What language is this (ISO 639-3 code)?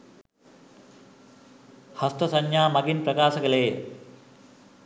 sin